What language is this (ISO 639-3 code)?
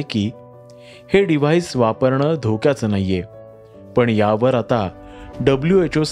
mar